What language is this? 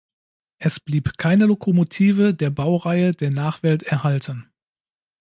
German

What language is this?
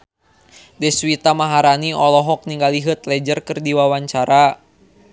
Sundanese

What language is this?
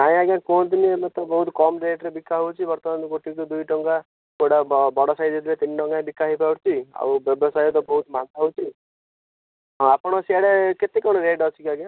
Odia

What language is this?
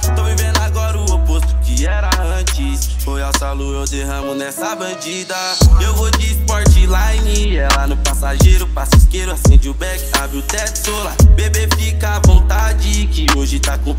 Romanian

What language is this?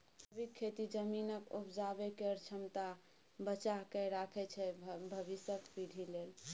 Maithili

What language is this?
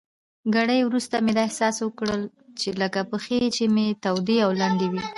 Pashto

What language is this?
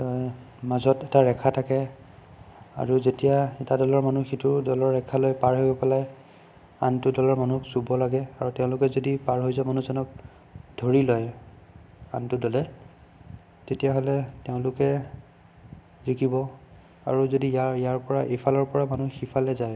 Assamese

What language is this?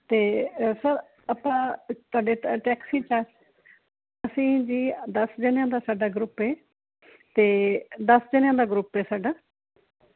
Punjabi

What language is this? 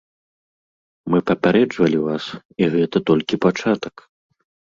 Belarusian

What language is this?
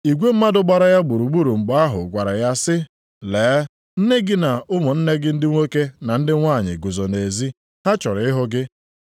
Igbo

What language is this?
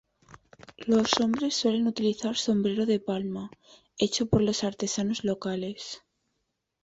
Spanish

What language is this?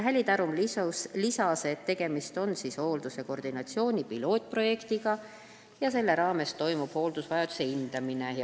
Estonian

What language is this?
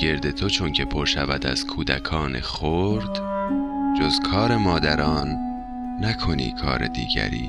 Persian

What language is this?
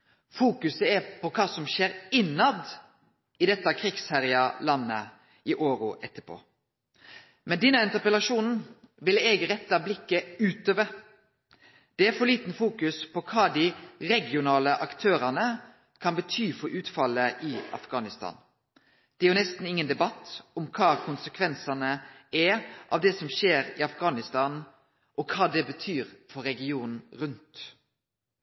Norwegian Nynorsk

